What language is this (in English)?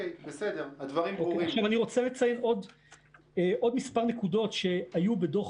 Hebrew